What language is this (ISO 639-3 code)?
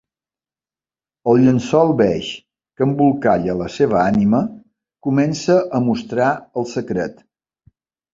cat